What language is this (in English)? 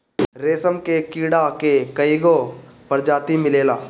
Bhojpuri